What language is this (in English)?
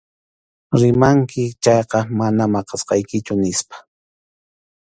Arequipa-La Unión Quechua